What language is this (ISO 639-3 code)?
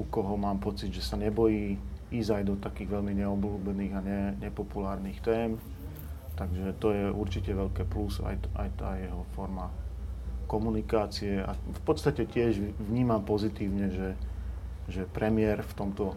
slk